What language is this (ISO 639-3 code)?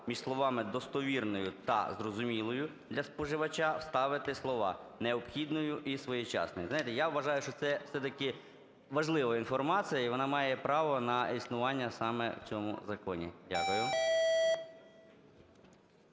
ukr